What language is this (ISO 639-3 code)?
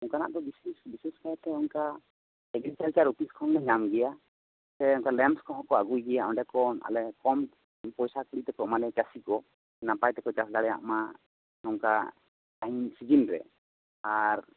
sat